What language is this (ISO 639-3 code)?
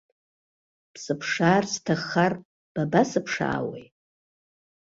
abk